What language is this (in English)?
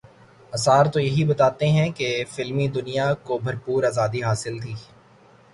Urdu